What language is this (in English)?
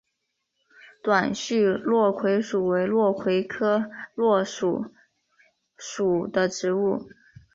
Chinese